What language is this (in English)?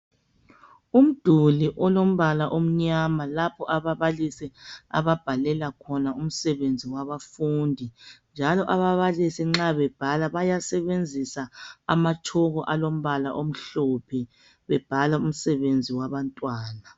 North Ndebele